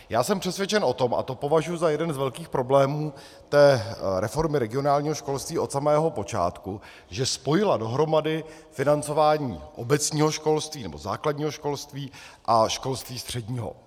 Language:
Czech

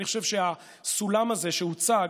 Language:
Hebrew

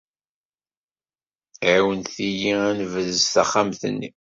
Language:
Kabyle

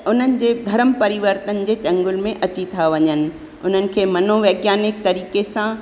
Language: Sindhi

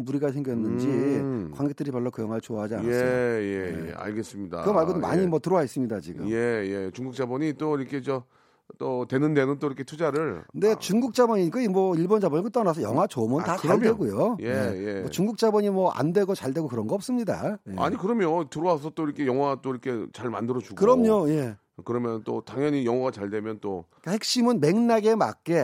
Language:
Korean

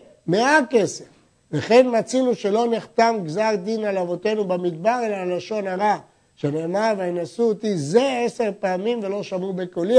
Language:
Hebrew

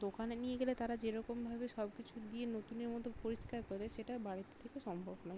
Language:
Bangla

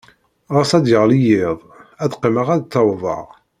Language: Kabyle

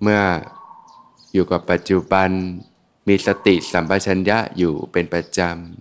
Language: Thai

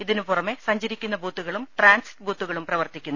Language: Malayalam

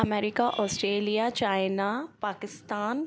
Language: Hindi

